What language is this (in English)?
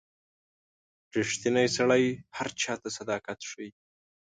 Pashto